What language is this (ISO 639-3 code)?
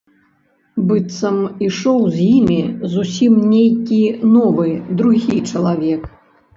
bel